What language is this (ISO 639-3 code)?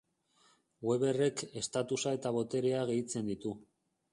eus